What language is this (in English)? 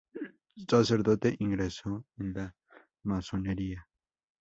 Spanish